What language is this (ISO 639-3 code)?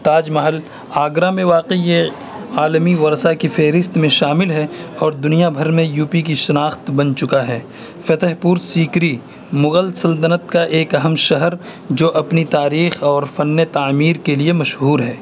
urd